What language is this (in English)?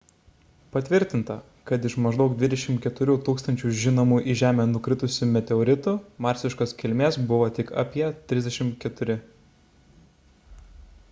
Lithuanian